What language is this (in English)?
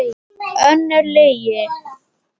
Icelandic